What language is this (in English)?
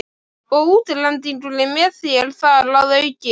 Icelandic